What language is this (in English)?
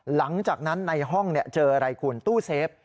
Thai